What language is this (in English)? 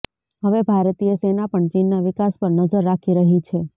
Gujarati